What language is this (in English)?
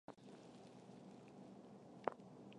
Chinese